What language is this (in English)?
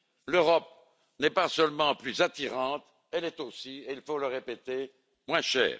French